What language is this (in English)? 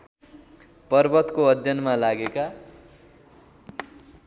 Nepali